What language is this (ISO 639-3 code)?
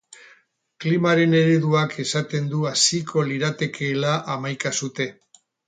eus